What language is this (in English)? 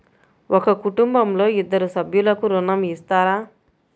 Telugu